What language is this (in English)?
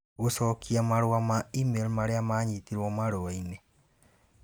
Kikuyu